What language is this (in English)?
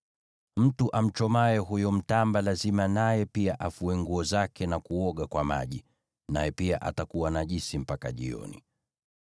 Swahili